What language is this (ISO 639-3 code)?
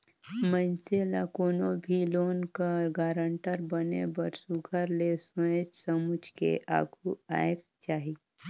hne